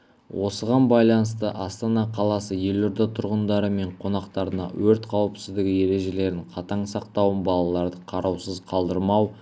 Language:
Kazakh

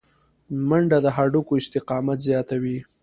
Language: Pashto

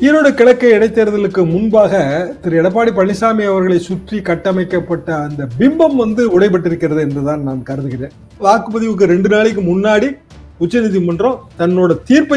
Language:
Hindi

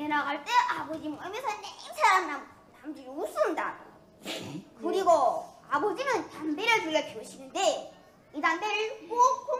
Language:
Korean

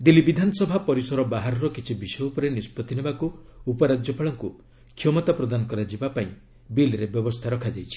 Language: Odia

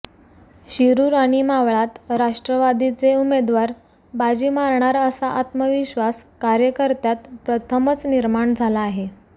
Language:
Marathi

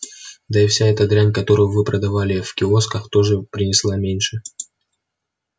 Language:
Russian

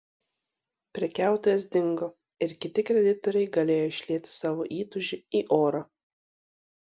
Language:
Lithuanian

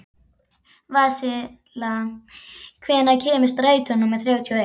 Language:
Icelandic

